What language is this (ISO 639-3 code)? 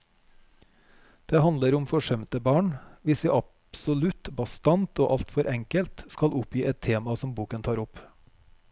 nor